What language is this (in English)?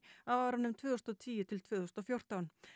Icelandic